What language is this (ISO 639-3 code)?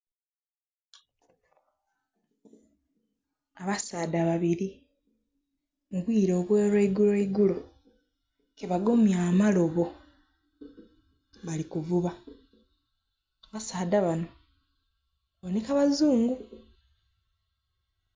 xog